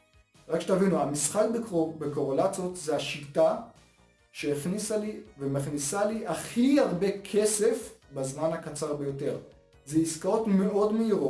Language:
Hebrew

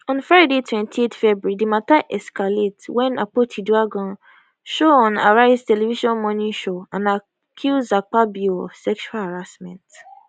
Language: Nigerian Pidgin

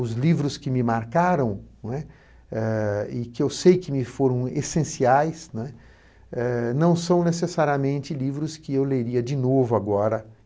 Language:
Portuguese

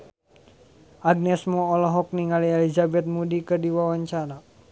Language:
Sundanese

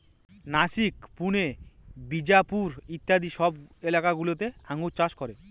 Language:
Bangla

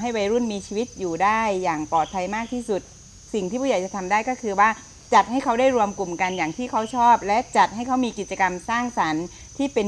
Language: Thai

